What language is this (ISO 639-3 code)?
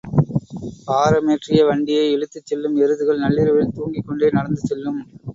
tam